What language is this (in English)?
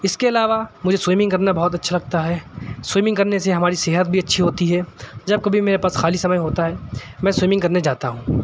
Urdu